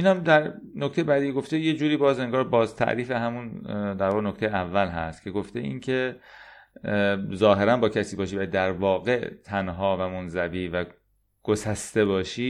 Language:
Persian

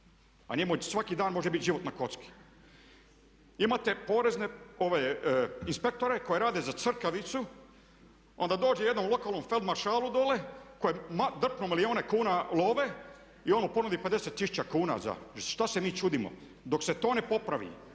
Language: Croatian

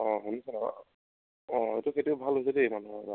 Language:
Assamese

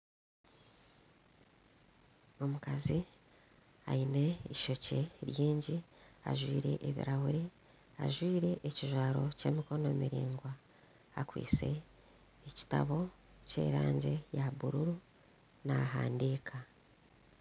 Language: Nyankole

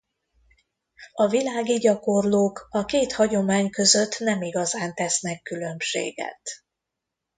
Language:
Hungarian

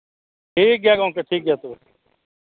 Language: Santali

